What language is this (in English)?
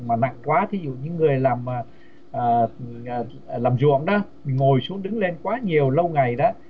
Vietnamese